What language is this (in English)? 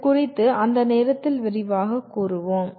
Tamil